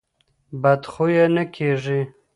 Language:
Pashto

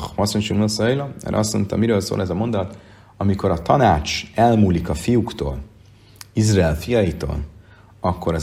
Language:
Hungarian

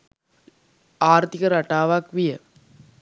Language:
Sinhala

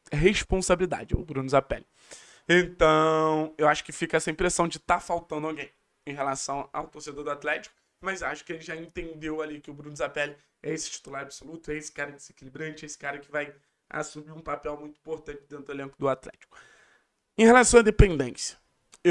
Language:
Portuguese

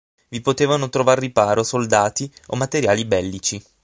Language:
Italian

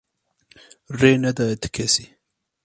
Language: Kurdish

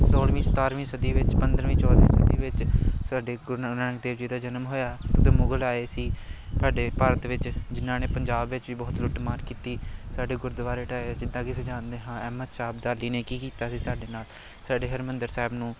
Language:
Punjabi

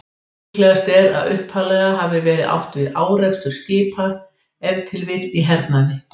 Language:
Icelandic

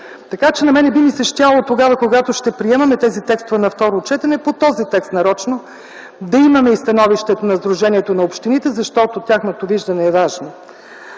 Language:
Bulgarian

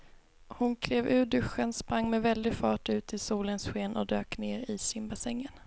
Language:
Swedish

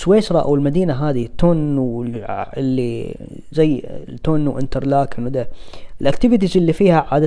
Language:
Arabic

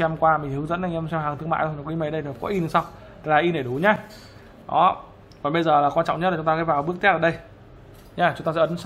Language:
Vietnamese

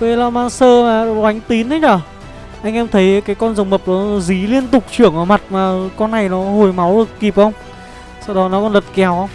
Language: Vietnamese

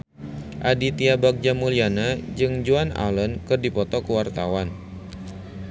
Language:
Sundanese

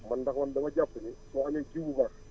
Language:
Wolof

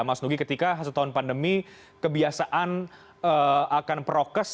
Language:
Indonesian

